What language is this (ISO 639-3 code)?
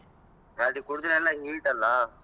kan